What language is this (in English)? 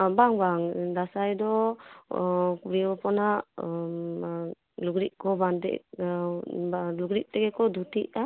Santali